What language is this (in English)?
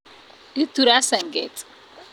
Kalenjin